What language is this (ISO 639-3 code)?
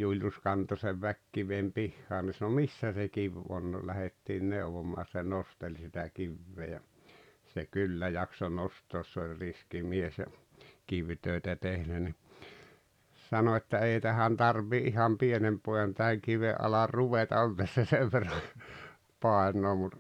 fin